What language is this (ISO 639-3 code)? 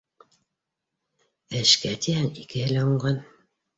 bak